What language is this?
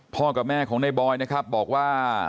Thai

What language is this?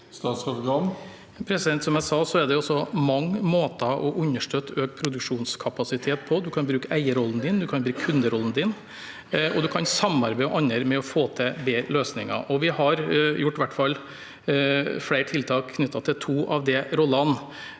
Norwegian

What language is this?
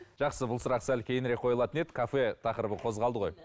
Kazakh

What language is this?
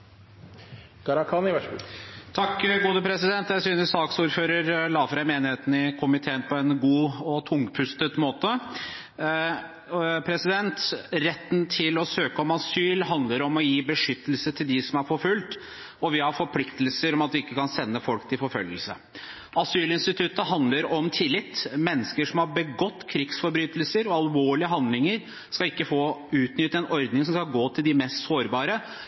Norwegian Bokmål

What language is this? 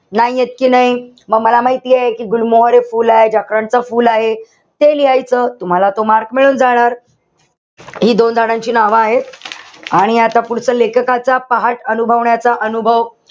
Marathi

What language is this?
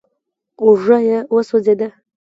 Pashto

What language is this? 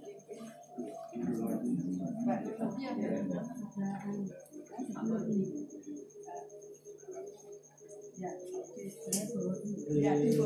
Indonesian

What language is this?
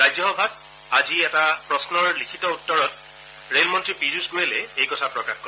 Assamese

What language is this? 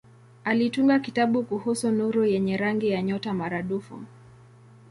Swahili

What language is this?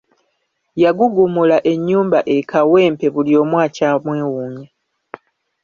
Ganda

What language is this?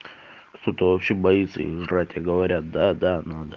Russian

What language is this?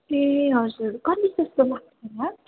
Nepali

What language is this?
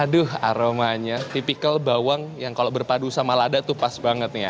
Indonesian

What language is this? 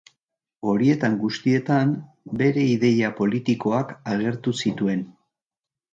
Basque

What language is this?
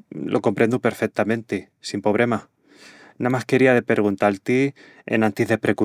Extremaduran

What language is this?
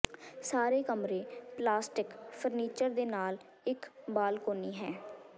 Punjabi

